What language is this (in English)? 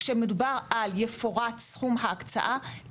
Hebrew